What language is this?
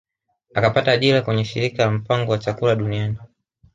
Swahili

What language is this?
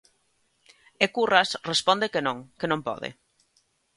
Galician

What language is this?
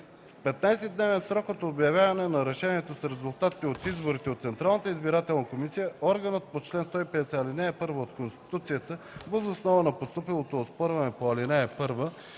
Bulgarian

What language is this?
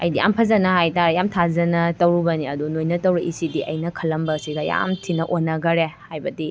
Manipuri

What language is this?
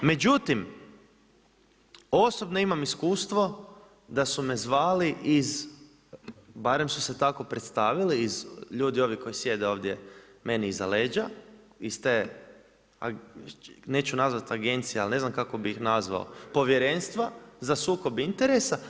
Croatian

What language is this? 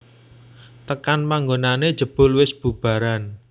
Javanese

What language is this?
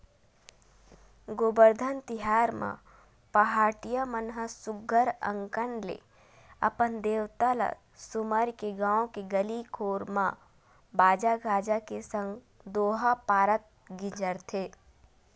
Chhattisgarhi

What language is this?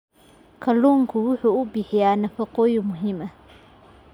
Somali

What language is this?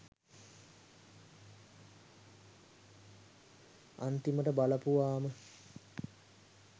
Sinhala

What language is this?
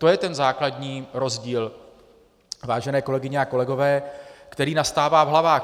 Czech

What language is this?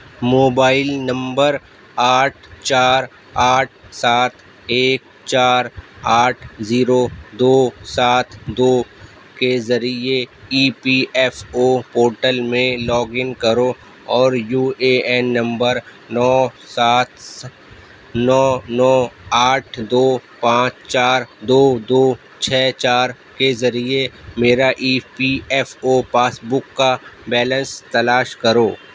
Urdu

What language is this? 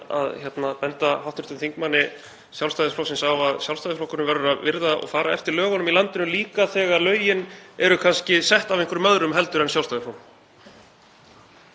Icelandic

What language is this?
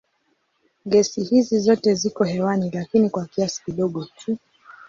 Swahili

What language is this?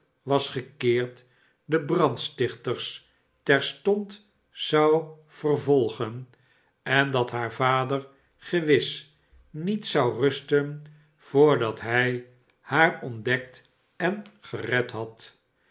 Dutch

